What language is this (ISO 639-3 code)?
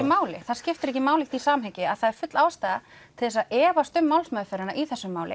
isl